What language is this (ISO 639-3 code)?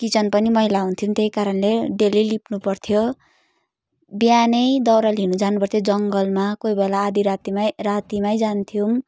nep